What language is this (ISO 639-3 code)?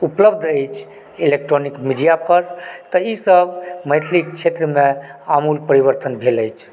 mai